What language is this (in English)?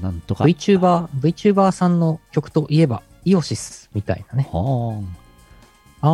Japanese